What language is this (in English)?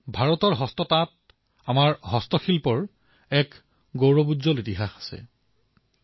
Assamese